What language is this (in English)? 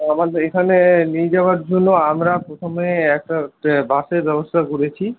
Bangla